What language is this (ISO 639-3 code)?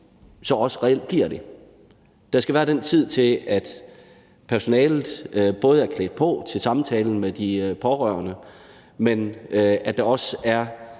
dan